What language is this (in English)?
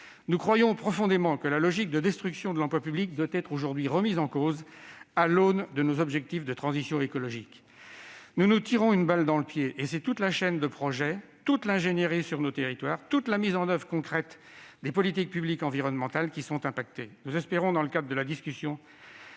French